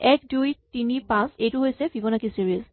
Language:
Assamese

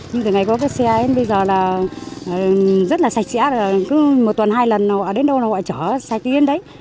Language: Vietnamese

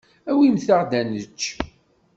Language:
Kabyle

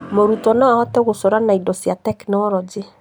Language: Kikuyu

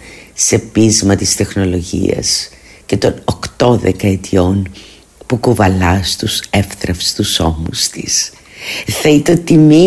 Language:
Greek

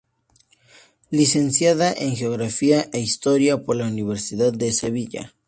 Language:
Spanish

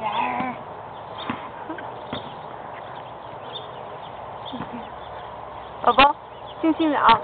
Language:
Ukrainian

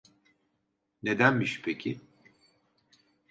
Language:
Turkish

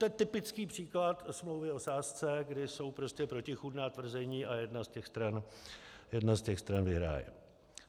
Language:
Czech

